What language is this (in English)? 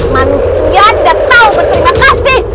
Indonesian